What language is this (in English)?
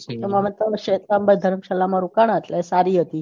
Gujarati